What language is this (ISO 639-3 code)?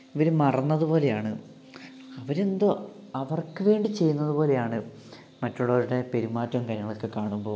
mal